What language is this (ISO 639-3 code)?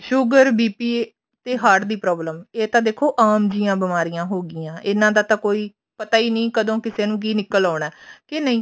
pan